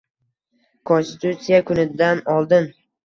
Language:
Uzbek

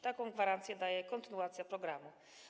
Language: Polish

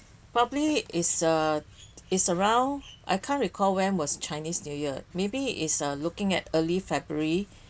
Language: English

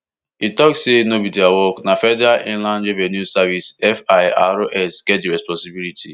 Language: Nigerian Pidgin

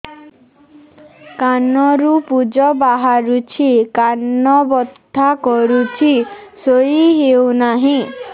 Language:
Odia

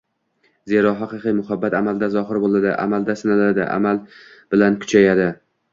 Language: Uzbek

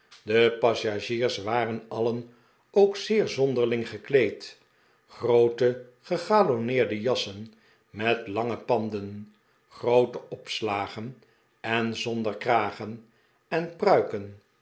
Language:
Dutch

